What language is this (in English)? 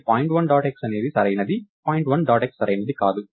Telugu